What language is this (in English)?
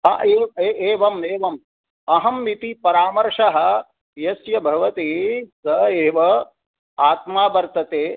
Sanskrit